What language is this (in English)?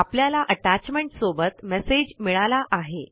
Marathi